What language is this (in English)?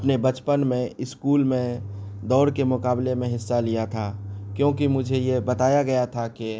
Urdu